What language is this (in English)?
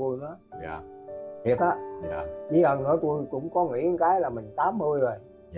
Vietnamese